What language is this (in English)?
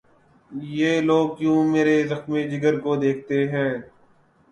Urdu